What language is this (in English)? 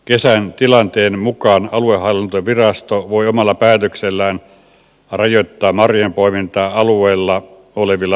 Finnish